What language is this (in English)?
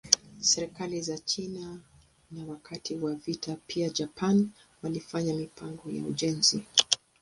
Swahili